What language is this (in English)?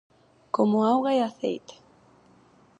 Galician